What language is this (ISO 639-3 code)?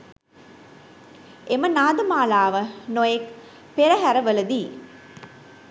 sin